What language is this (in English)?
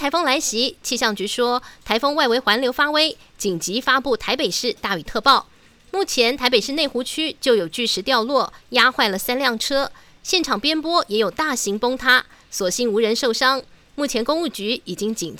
Chinese